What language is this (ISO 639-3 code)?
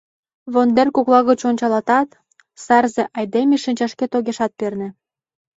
chm